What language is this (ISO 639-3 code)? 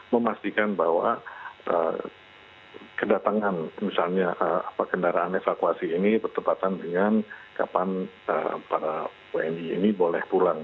ind